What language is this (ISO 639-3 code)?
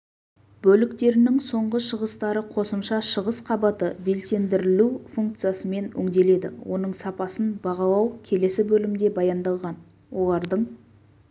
kaz